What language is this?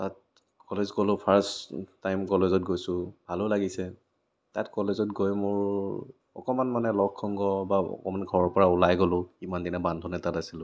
Assamese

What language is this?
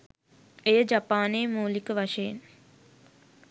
Sinhala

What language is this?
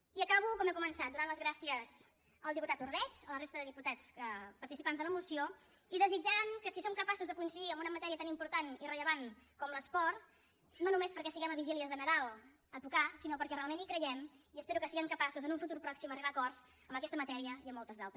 Catalan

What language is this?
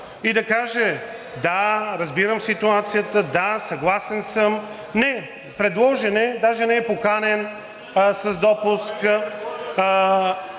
Bulgarian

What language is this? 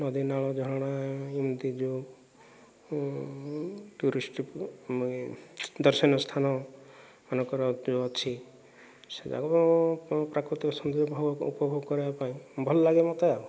Odia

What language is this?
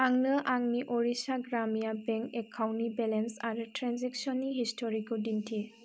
Bodo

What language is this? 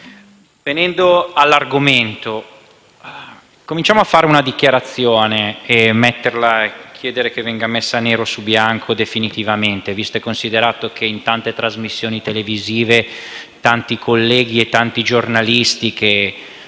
Italian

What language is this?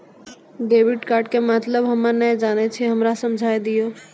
Maithili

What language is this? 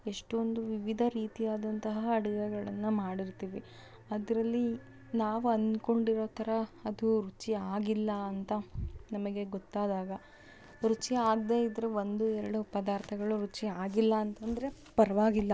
Kannada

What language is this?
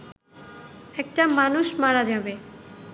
Bangla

